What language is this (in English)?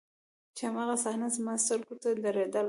Pashto